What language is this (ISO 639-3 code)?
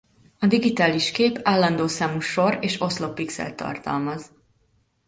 hun